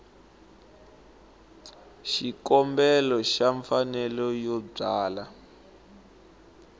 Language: Tsonga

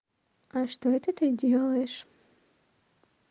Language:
Russian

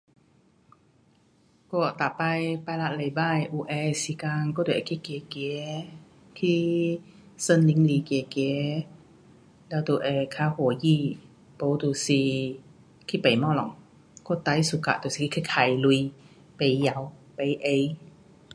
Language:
Pu-Xian Chinese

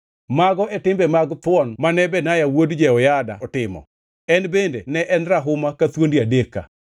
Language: Luo (Kenya and Tanzania)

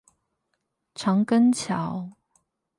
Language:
Chinese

